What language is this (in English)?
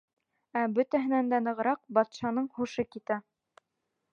Bashkir